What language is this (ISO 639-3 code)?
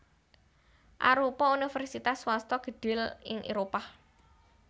jav